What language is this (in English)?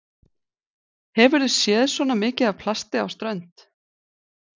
Icelandic